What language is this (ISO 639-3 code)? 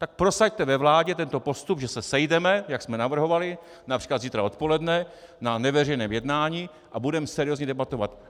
ces